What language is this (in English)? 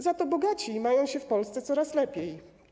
Polish